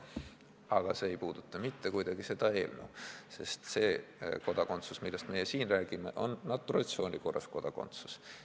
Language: Estonian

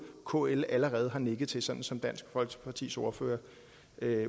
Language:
Danish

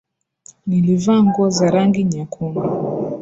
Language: Swahili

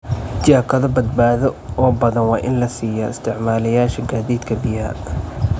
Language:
Somali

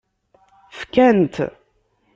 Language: Kabyle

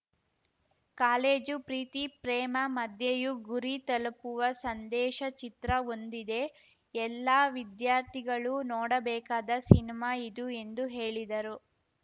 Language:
Kannada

